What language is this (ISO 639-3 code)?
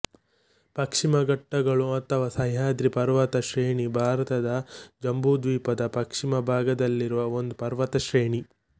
kan